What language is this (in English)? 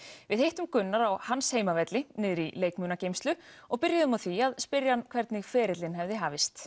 Icelandic